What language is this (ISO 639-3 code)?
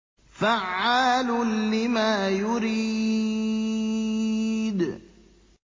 ara